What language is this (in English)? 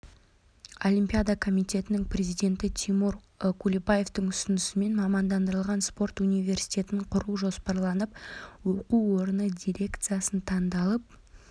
Kazakh